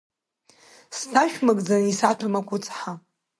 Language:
Abkhazian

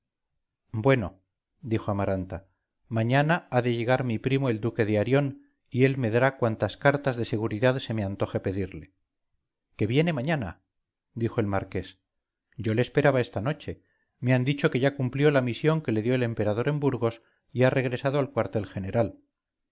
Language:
Spanish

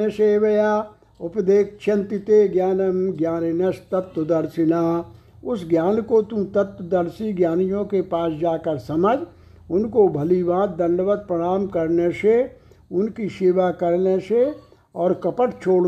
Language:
Hindi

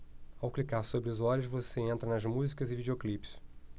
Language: Portuguese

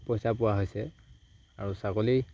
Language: Assamese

